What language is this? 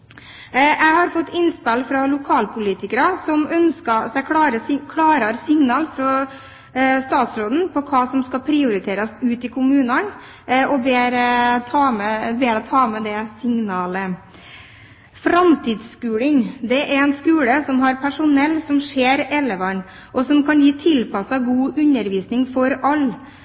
Norwegian Bokmål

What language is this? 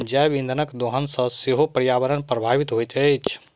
Maithili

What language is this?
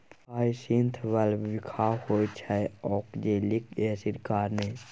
Maithili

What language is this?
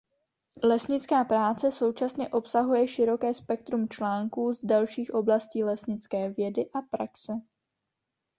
Czech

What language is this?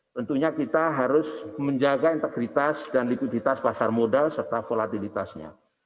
Indonesian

